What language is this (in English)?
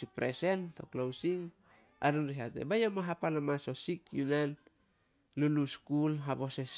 Solos